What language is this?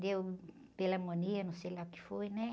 Portuguese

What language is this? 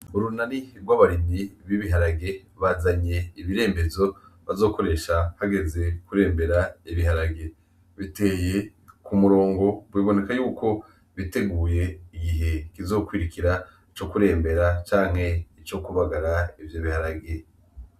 Rundi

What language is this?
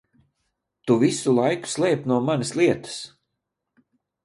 Latvian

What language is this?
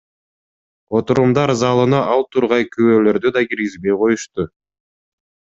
Kyrgyz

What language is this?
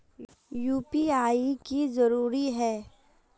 Magahi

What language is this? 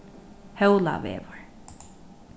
Faroese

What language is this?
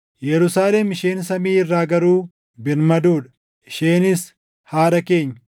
Oromo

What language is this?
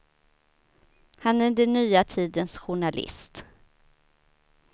Swedish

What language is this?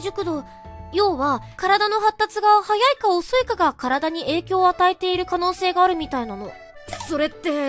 Japanese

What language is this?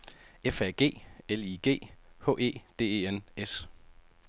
Danish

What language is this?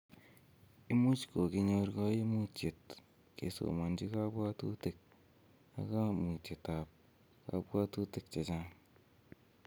Kalenjin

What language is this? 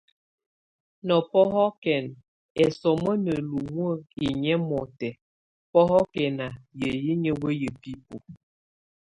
Tunen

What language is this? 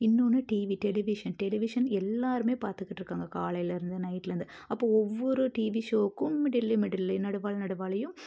Tamil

